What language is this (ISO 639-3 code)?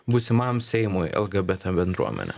lit